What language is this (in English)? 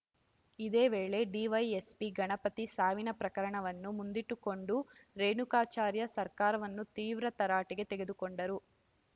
Kannada